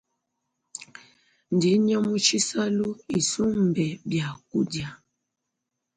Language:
Luba-Lulua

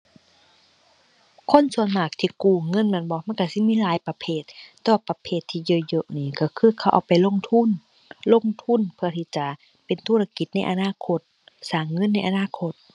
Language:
Thai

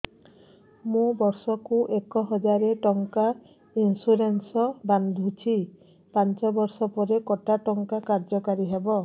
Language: Odia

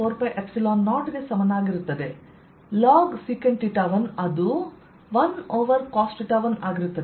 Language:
Kannada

